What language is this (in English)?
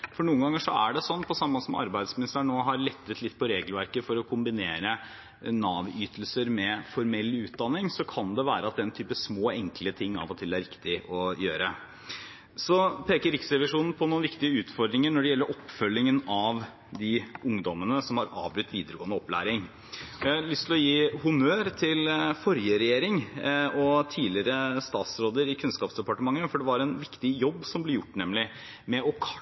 Norwegian Bokmål